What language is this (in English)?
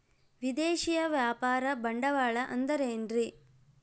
Kannada